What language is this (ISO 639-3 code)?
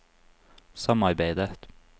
nor